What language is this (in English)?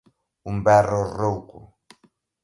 Galician